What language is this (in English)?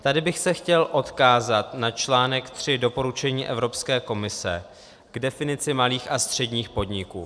Czech